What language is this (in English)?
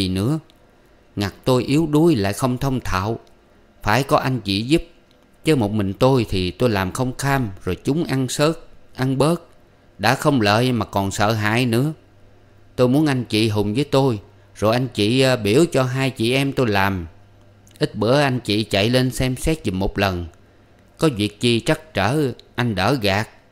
Vietnamese